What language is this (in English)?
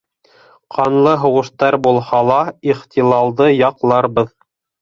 Bashkir